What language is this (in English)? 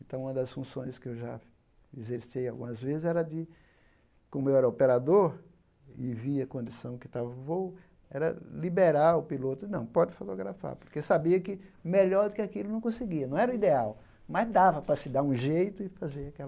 Portuguese